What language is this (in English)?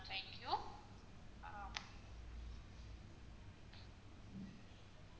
Tamil